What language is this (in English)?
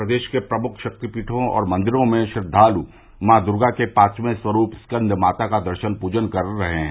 Hindi